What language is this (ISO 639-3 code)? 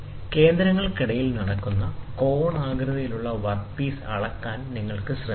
mal